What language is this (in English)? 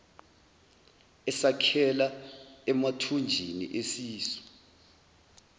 Zulu